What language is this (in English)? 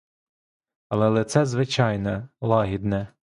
Ukrainian